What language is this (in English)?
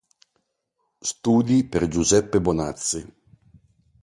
Italian